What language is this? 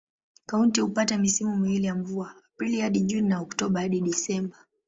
Swahili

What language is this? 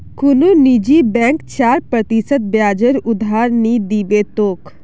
Magahi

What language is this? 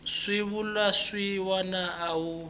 Tsonga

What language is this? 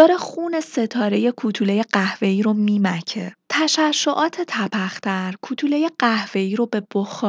Persian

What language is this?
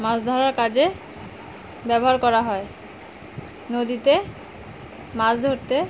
Bangla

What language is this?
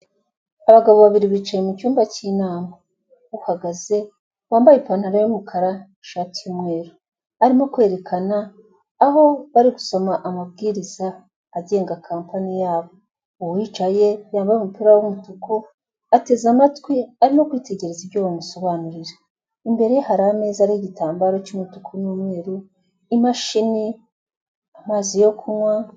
Kinyarwanda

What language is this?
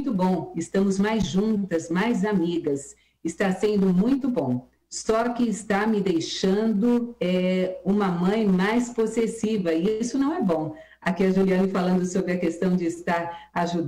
Portuguese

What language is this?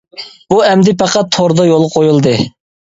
Uyghur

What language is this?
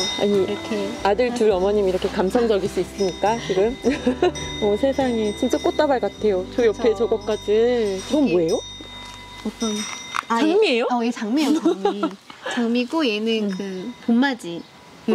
Korean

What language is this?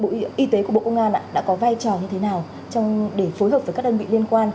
Vietnamese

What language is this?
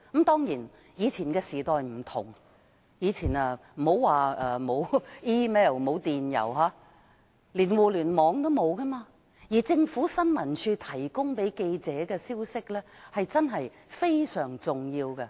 Cantonese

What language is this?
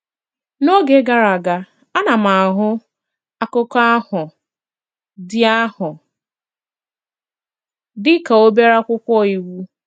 Igbo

